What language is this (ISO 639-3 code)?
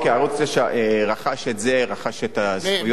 heb